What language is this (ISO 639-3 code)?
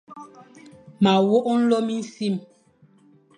fan